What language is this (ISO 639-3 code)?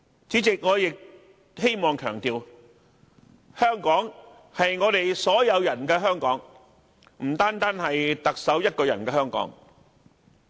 yue